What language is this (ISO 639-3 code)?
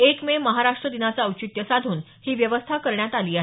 mar